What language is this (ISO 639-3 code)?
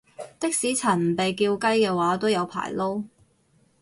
yue